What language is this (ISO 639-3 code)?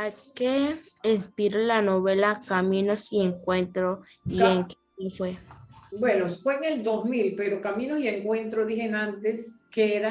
spa